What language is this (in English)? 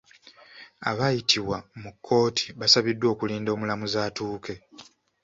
Ganda